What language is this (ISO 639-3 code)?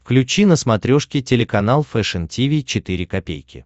rus